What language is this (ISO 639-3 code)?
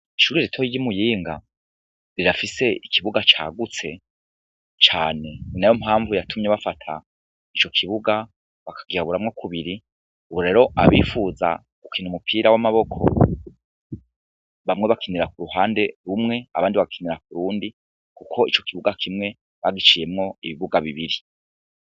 run